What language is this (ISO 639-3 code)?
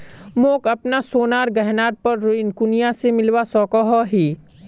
mag